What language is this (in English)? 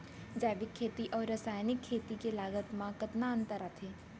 Chhattisgarhi